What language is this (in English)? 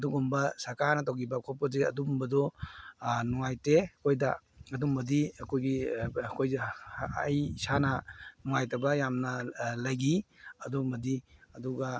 Manipuri